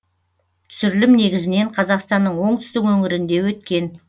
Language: Kazakh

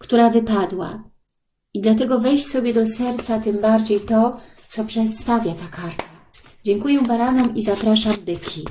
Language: Polish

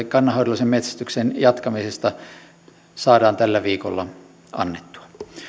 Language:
Finnish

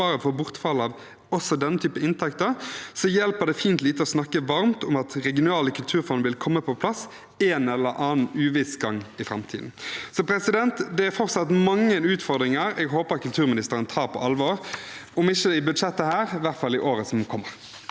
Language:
Norwegian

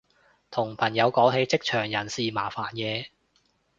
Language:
Cantonese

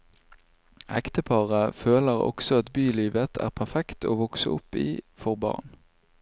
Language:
Norwegian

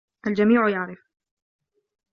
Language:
Arabic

